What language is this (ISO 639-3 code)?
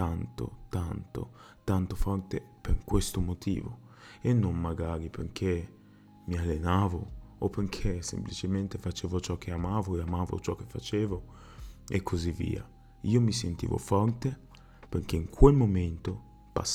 ita